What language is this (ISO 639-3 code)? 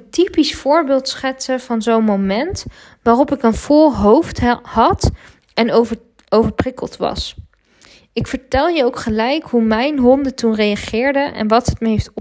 nld